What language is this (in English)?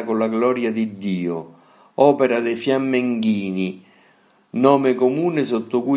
Italian